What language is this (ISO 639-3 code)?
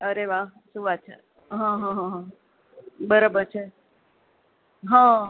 guj